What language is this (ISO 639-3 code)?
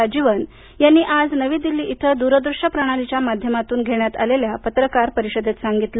mar